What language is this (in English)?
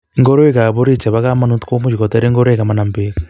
Kalenjin